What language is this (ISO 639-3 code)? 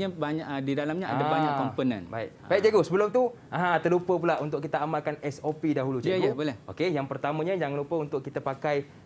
msa